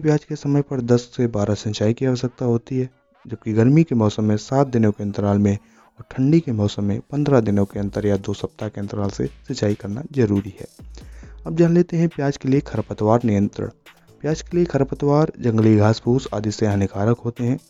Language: Hindi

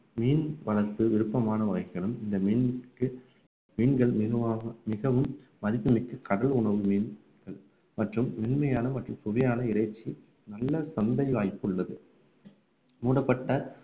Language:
Tamil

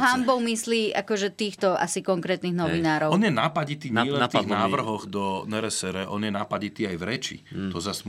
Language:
Slovak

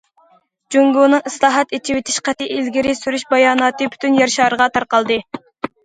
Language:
Uyghur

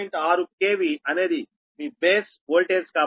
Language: Telugu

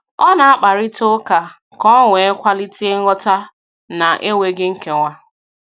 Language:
Igbo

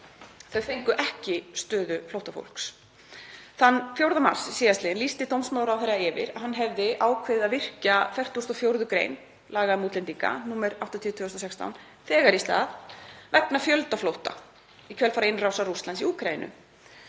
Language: Icelandic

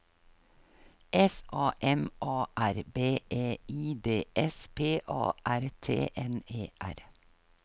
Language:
Norwegian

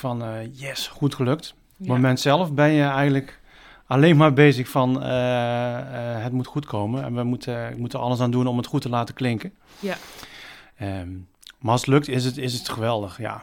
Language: Dutch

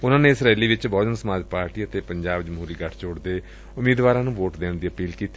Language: Punjabi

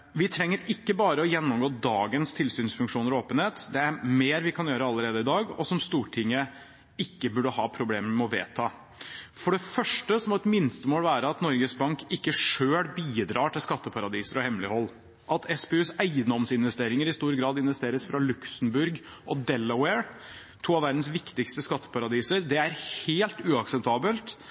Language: Norwegian Bokmål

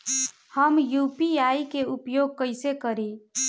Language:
Bhojpuri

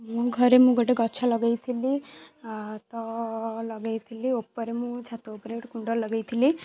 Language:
Odia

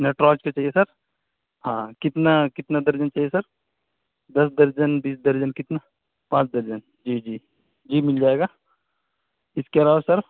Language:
Urdu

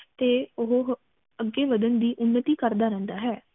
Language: Punjabi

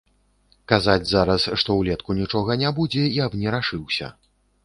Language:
Belarusian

